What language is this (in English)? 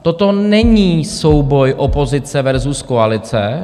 Czech